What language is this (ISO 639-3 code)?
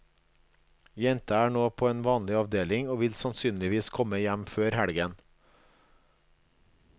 nor